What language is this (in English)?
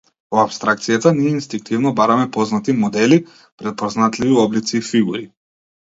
Macedonian